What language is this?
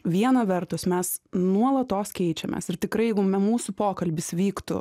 Lithuanian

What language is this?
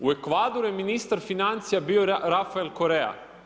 Croatian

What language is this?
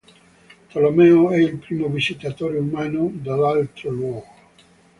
Italian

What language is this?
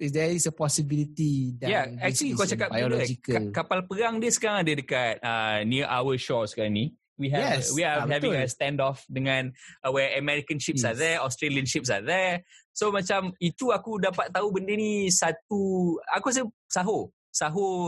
Malay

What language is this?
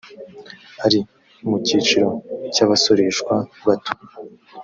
Kinyarwanda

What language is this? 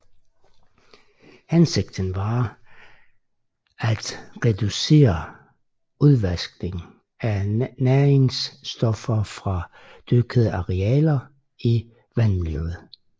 Danish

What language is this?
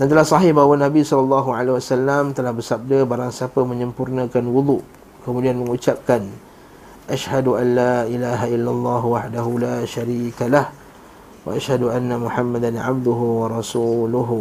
Malay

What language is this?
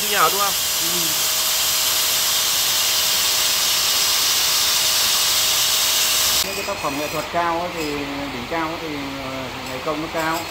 Vietnamese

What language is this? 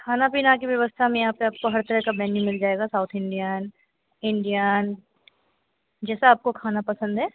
Hindi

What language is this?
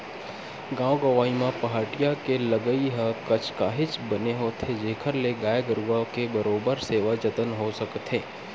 Chhattisgarhi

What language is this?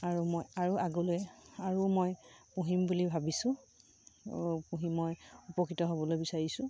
Assamese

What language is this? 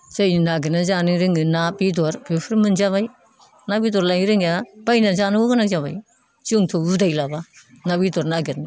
Bodo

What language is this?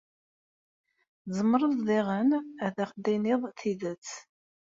Kabyle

